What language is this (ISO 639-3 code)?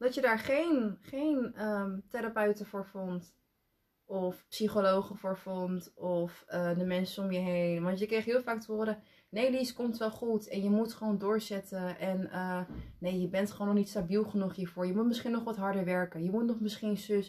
nld